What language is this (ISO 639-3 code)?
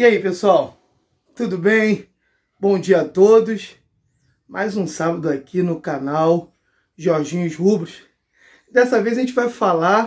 por